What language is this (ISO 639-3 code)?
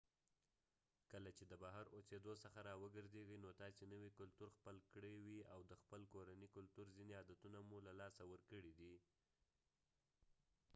pus